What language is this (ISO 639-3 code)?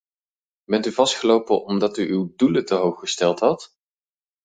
nld